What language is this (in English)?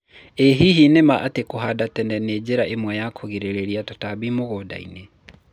Kikuyu